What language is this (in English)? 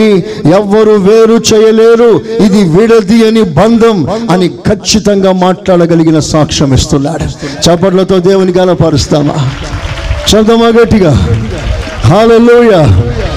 Telugu